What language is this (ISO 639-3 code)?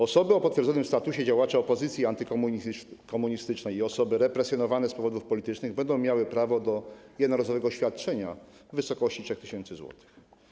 pol